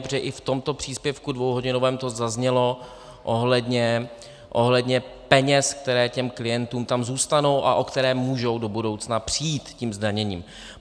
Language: Czech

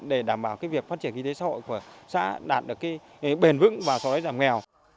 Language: Vietnamese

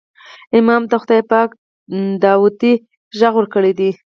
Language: Pashto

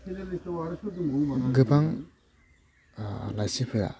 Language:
Bodo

